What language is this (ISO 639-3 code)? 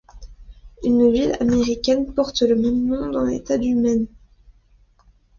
fra